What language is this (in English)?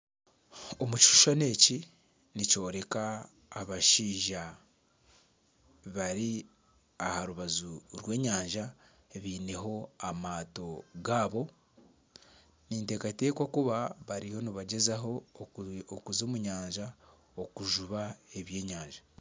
Nyankole